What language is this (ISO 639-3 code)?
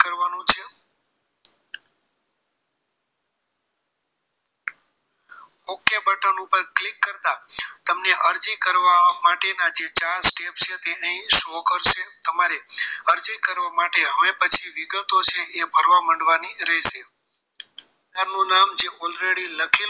guj